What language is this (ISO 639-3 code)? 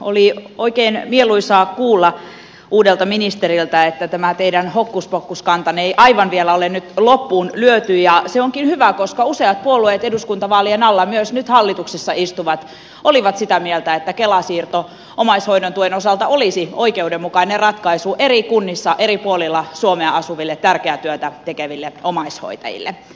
fin